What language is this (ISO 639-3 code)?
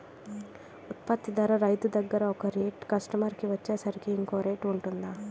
tel